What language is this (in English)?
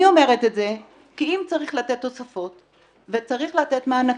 Hebrew